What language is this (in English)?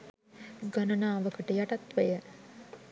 Sinhala